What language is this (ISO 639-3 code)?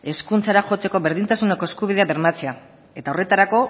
eus